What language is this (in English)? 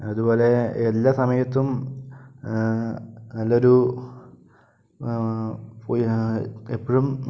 Malayalam